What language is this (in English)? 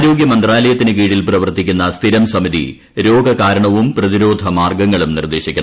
Malayalam